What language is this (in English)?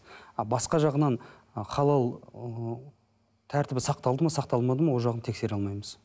Kazakh